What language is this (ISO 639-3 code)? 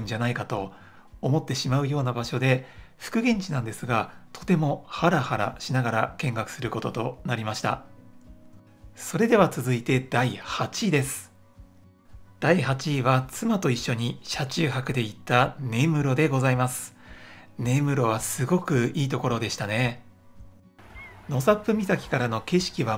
jpn